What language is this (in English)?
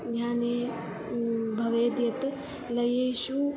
Sanskrit